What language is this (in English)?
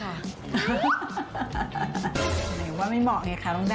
Thai